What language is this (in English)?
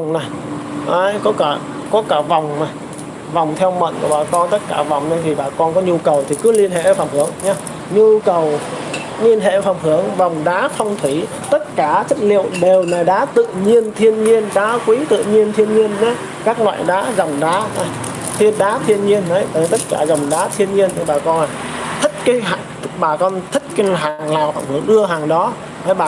Vietnamese